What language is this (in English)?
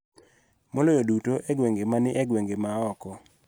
Luo (Kenya and Tanzania)